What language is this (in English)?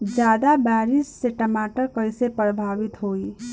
Bhojpuri